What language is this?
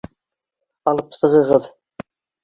Bashkir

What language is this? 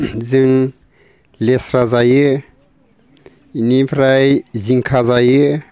Bodo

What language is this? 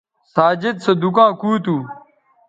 Bateri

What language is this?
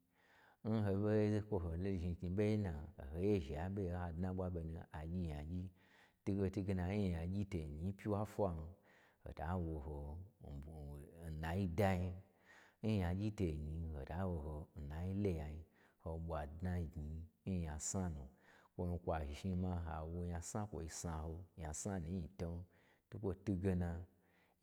Gbagyi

